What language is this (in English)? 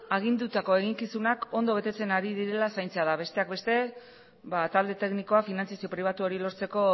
Basque